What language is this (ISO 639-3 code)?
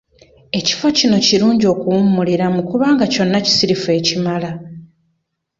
lug